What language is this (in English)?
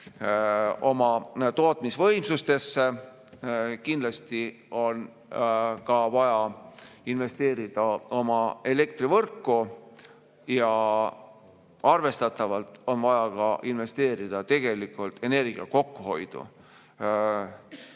Estonian